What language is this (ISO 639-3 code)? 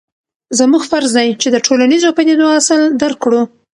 pus